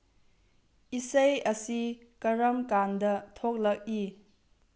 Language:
Manipuri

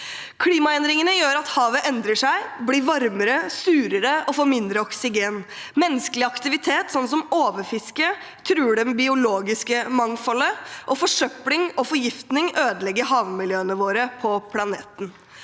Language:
Norwegian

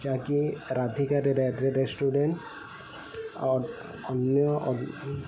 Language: Odia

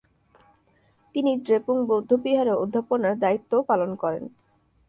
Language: Bangla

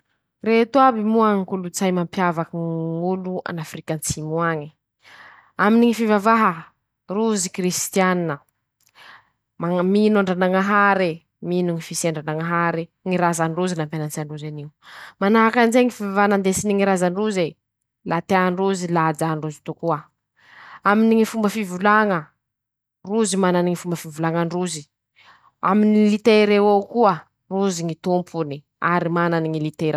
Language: Masikoro Malagasy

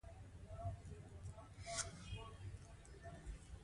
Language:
Pashto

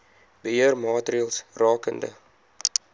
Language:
Afrikaans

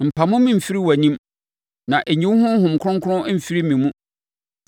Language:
Akan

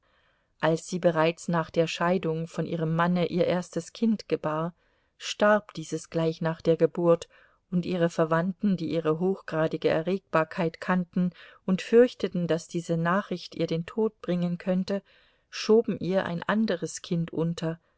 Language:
German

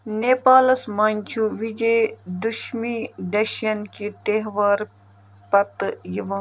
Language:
Kashmiri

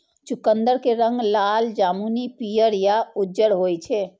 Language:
Maithili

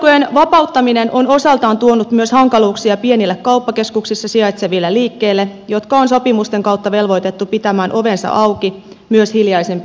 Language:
Finnish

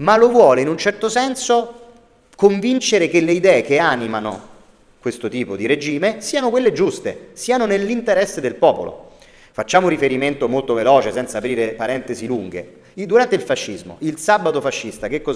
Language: Italian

